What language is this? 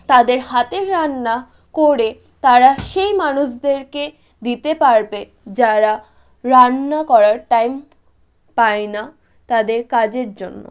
Bangla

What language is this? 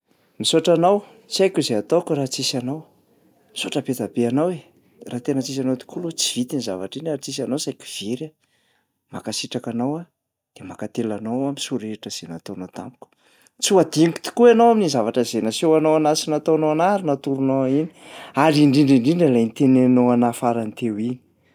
Malagasy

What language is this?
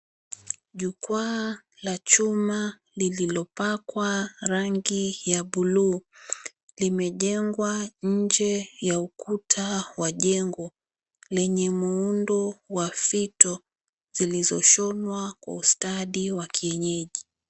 Swahili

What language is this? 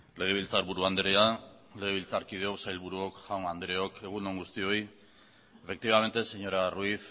Basque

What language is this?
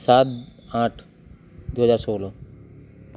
Odia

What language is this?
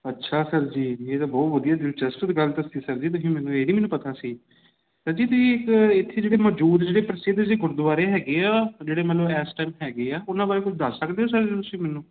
Punjabi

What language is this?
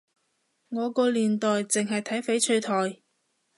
Cantonese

